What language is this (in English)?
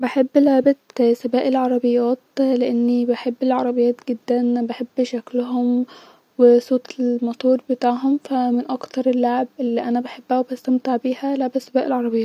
Egyptian Arabic